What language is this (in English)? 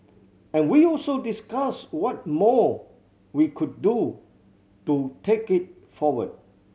English